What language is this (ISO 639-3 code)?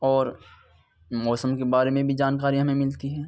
urd